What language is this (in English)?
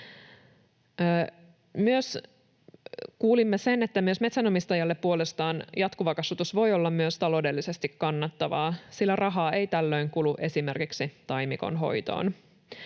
Finnish